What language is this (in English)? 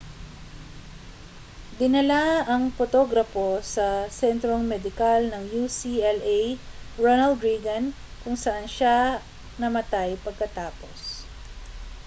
Filipino